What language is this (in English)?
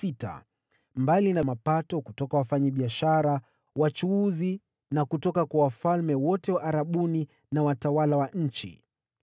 Swahili